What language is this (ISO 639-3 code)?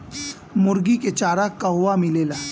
bho